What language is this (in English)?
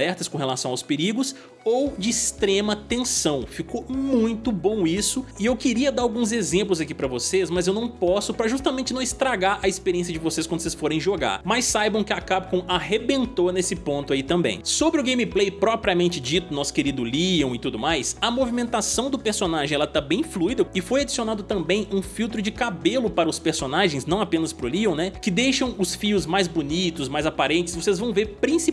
Portuguese